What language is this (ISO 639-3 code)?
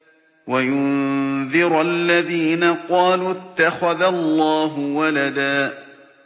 ara